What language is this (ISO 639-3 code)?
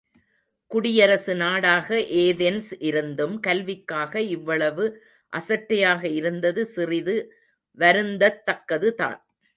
tam